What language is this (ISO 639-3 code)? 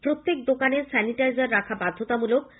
ben